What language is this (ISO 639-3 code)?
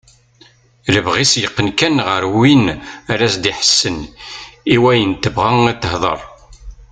kab